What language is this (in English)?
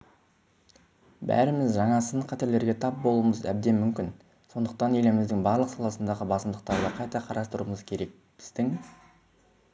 Kazakh